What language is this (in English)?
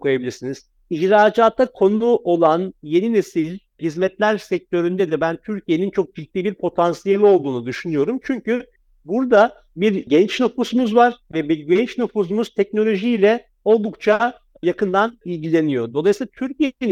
Turkish